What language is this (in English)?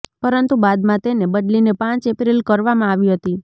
Gujarati